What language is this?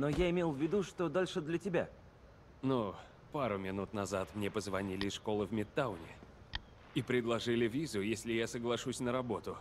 Russian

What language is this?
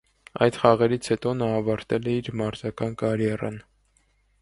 Armenian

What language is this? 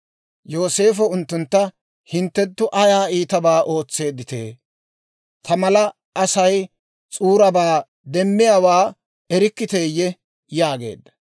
Dawro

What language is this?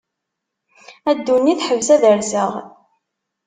Kabyle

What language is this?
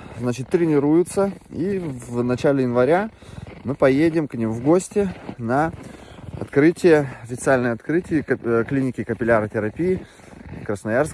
Russian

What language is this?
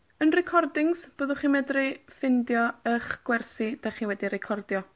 Welsh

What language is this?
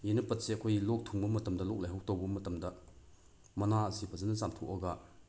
Manipuri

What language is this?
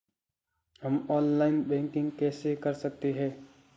Hindi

